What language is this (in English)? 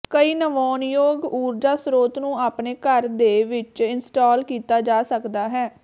Punjabi